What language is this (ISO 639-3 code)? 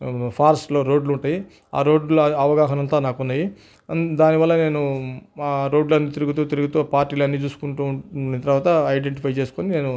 tel